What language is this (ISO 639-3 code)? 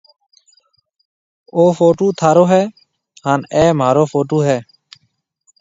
mve